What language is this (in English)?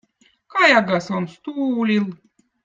Votic